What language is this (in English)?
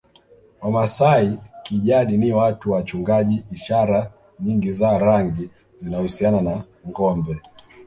Swahili